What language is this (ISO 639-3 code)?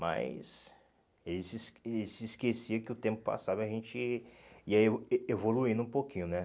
por